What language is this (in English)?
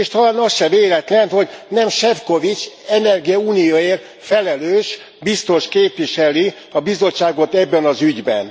Hungarian